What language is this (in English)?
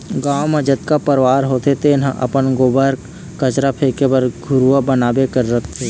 Chhattisgarhi